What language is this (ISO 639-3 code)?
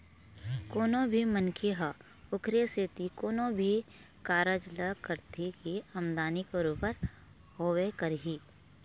hne